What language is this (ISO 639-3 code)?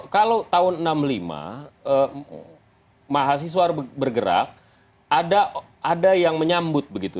ind